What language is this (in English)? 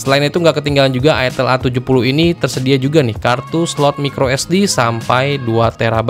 Indonesian